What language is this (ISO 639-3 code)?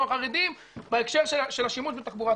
heb